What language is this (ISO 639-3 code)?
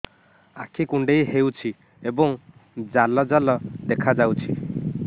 ori